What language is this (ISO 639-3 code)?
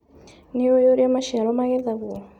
kik